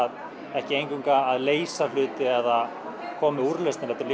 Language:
Icelandic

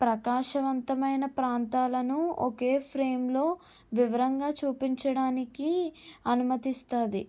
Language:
Telugu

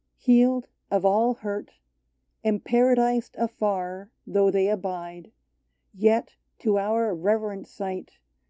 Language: English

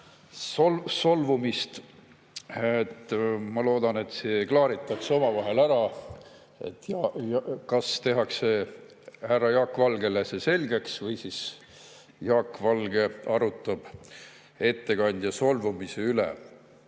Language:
Estonian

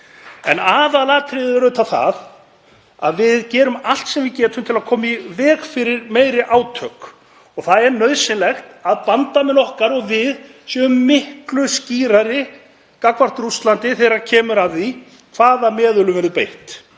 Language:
Icelandic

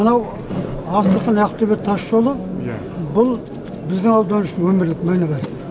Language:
Kazakh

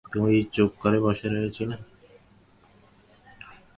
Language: Bangla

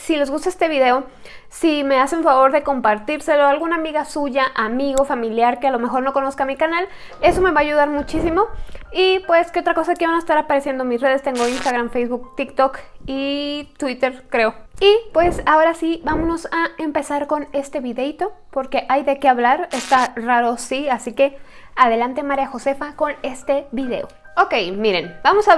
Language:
Spanish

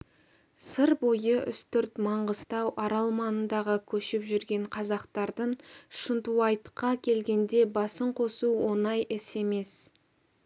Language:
Kazakh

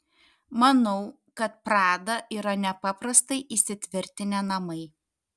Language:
Lithuanian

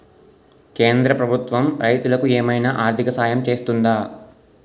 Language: Telugu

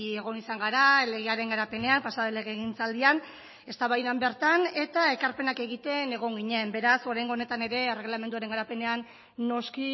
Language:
Basque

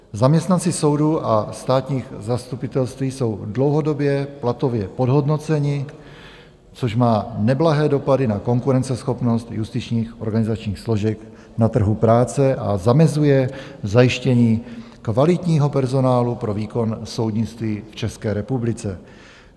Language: Czech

